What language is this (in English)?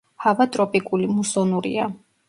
Georgian